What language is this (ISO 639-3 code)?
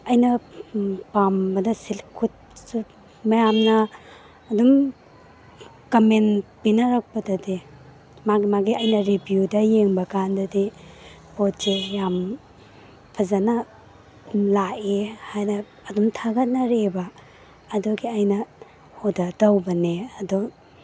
mni